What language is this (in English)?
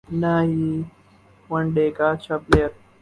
Urdu